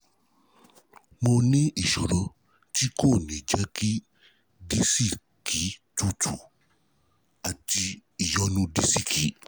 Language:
Yoruba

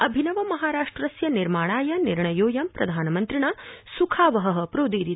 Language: Sanskrit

